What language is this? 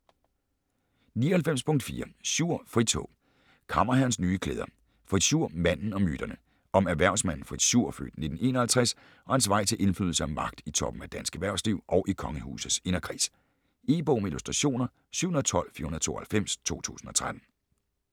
Danish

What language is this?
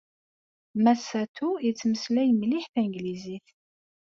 Kabyle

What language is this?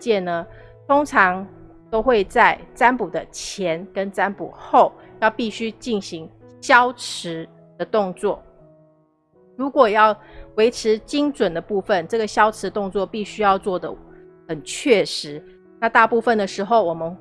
Chinese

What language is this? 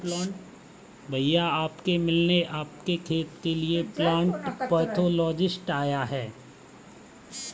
Hindi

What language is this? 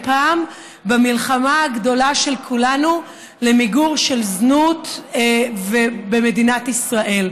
Hebrew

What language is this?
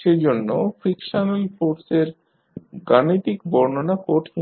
Bangla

